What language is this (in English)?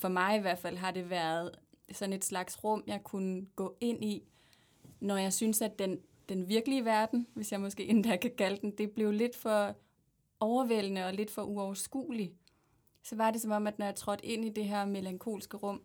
Danish